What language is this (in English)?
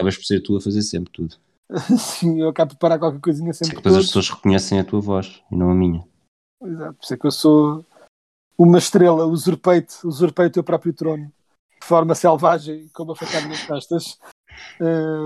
Portuguese